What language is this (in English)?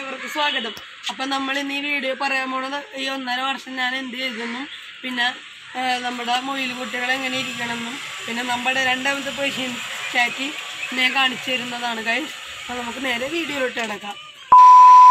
Turkish